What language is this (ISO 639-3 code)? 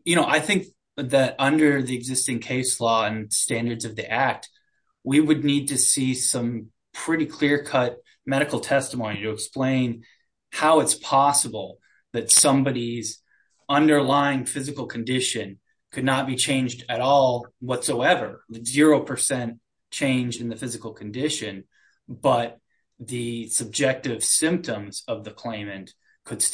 eng